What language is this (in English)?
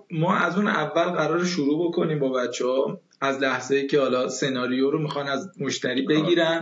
Persian